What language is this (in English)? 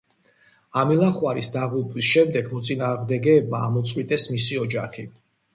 Georgian